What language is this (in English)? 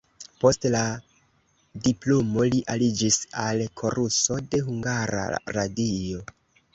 Esperanto